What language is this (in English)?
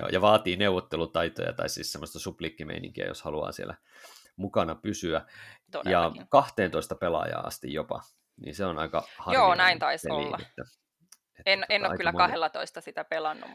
Finnish